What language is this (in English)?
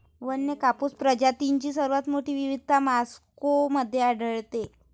Marathi